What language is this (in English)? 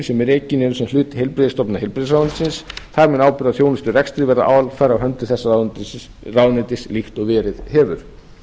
Icelandic